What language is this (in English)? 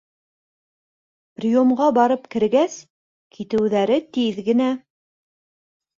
Bashkir